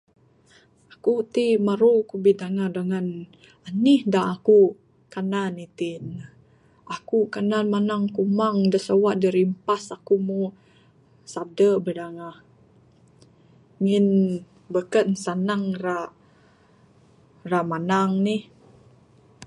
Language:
Bukar-Sadung Bidayuh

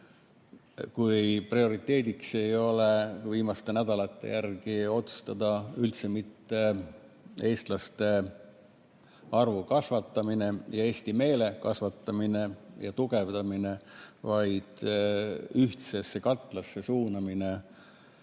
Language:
Estonian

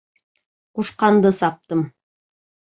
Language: Bashkir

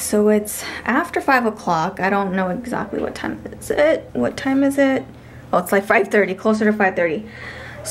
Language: English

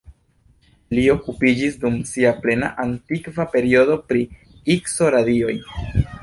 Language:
Esperanto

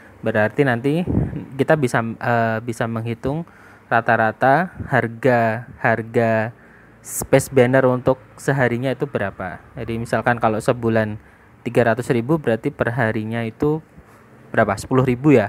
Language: Indonesian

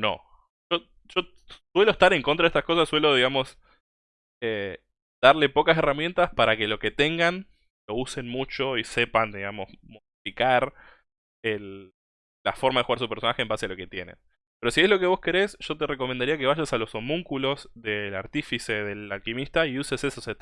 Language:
Spanish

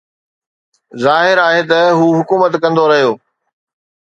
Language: Sindhi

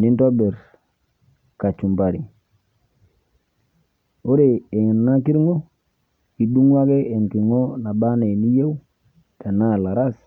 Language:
Masai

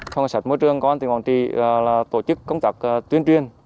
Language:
Vietnamese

